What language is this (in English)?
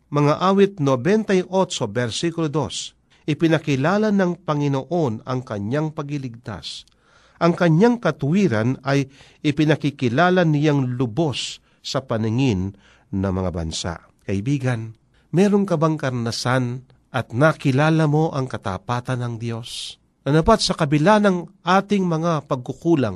Filipino